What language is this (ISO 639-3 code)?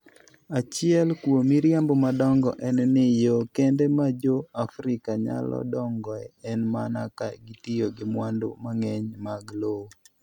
luo